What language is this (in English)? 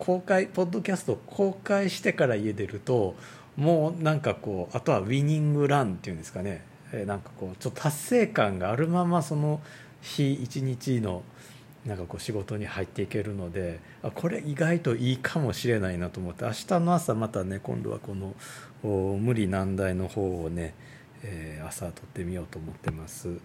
Japanese